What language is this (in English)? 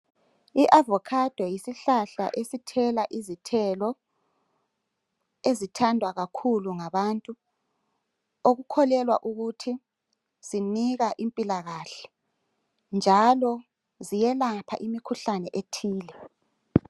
North Ndebele